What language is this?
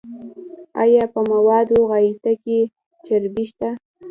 Pashto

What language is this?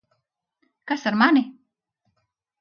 Latvian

